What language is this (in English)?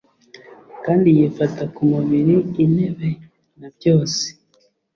Kinyarwanda